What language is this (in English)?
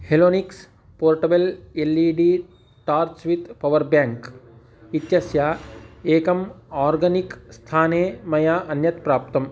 Sanskrit